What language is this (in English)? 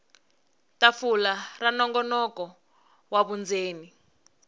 Tsonga